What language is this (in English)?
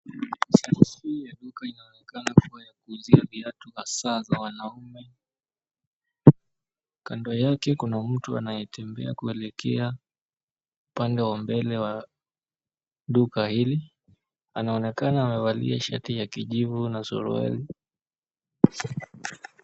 Swahili